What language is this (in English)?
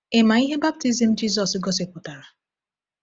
Igbo